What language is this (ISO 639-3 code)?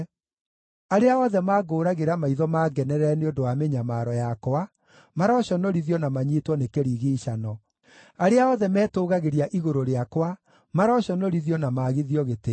kik